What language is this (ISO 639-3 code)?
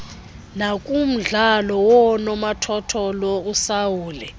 xho